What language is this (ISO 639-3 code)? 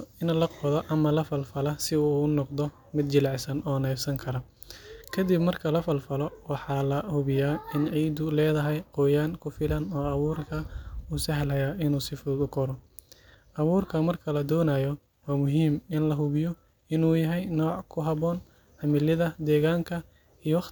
som